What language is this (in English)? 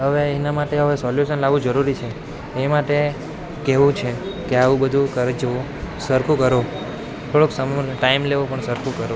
Gujarati